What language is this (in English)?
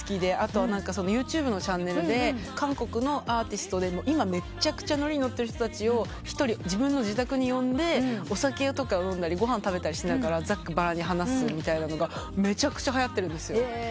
Japanese